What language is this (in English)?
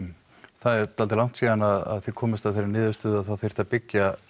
Icelandic